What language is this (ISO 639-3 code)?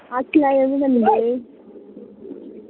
doi